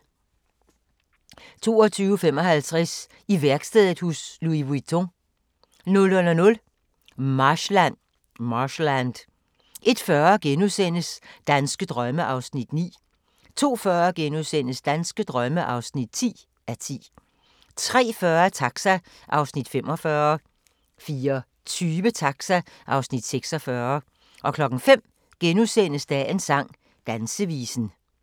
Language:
Danish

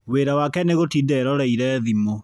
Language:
Kikuyu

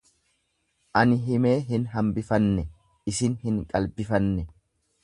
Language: Oromo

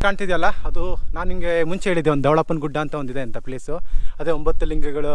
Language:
Kannada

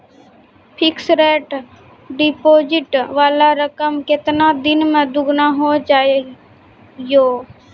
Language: Maithili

